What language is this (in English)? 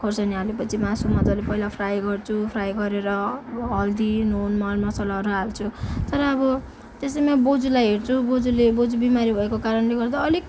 Nepali